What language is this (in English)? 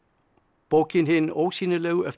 Icelandic